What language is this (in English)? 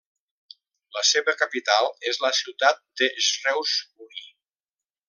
Catalan